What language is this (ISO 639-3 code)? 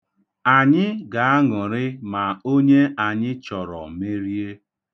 ibo